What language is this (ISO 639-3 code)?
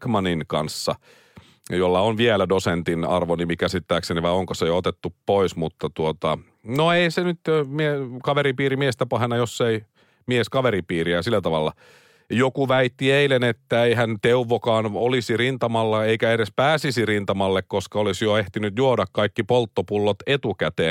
fin